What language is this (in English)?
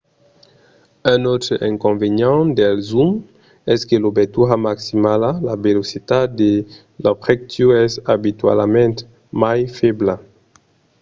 Occitan